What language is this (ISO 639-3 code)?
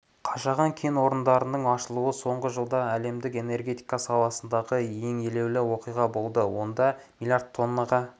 kaz